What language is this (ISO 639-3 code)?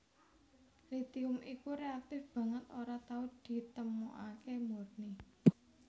jav